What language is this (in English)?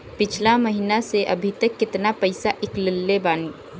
Bhojpuri